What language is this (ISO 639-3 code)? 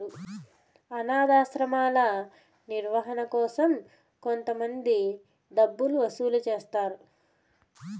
tel